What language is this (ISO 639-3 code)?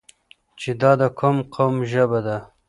pus